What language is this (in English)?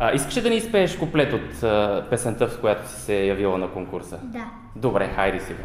Bulgarian